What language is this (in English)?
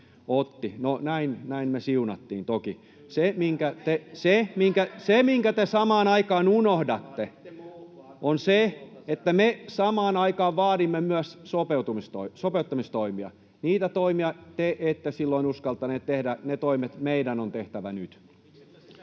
Finnish